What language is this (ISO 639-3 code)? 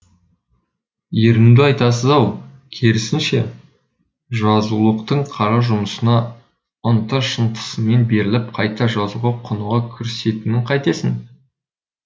kaz